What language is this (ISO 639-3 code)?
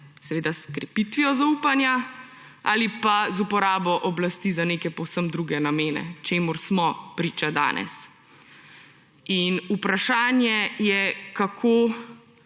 slv